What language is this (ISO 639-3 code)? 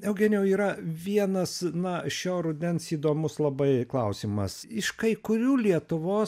lit